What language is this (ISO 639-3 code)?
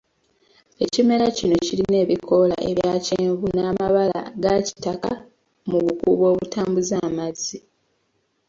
lug